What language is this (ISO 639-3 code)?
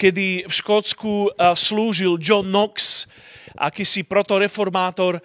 slk